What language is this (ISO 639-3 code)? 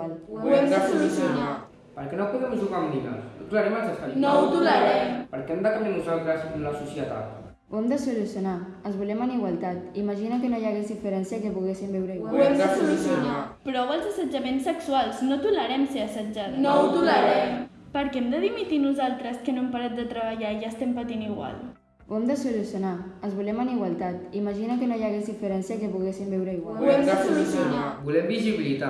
cat